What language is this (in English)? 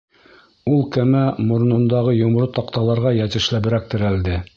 Bashkir